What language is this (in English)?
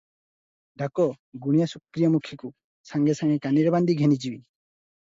Odia